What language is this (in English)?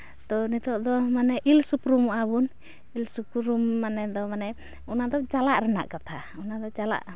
Santali